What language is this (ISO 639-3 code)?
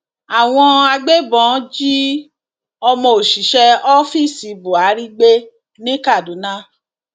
yor